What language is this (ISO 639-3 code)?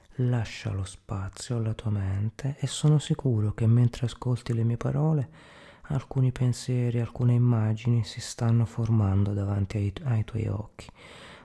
ita